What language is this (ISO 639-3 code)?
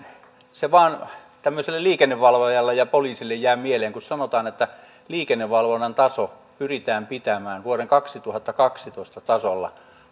fin